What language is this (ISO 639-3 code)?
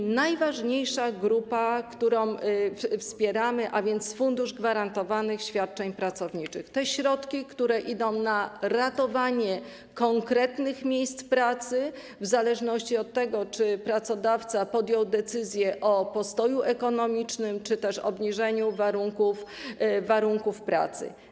pol